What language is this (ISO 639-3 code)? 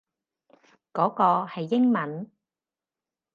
yue